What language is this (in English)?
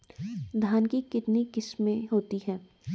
Hindi